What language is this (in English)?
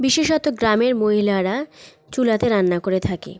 Bangla